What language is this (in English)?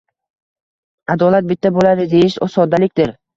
Uzbek